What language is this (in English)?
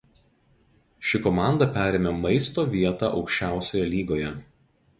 Lithuanian